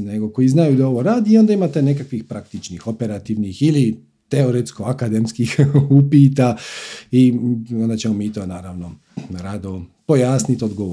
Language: Croatian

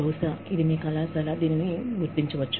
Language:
Telugu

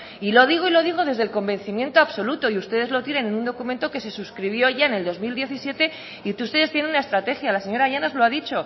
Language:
Spanish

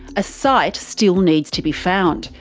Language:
English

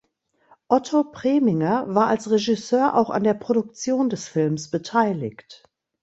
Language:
German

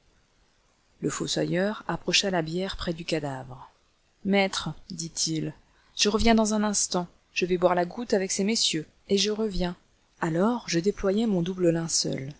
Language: French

